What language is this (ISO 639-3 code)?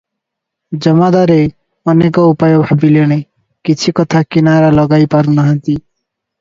ori